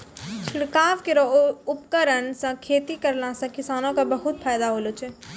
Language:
Maithili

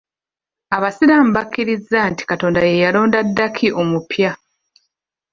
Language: Ganda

